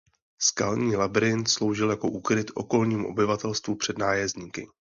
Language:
Czech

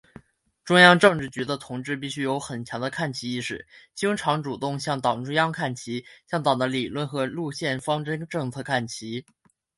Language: Chinese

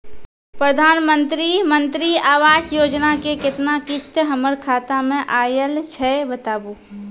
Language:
Maithili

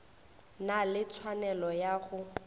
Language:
Northern Sotho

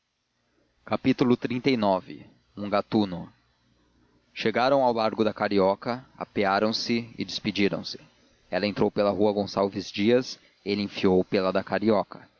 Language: Portuguese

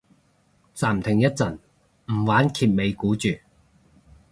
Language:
Cantonese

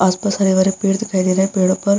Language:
Hindi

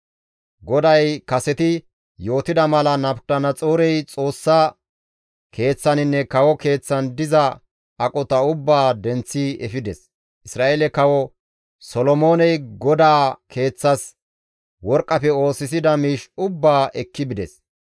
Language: Gamo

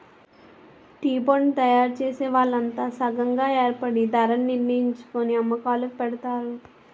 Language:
Telugu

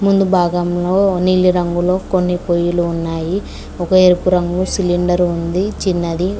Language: Telugu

